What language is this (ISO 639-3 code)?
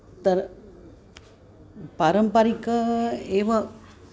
san